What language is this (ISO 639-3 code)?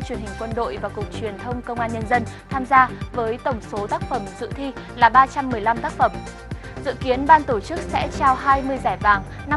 vie